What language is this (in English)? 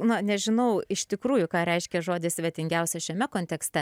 Lithuanian